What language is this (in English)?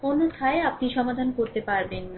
Bangla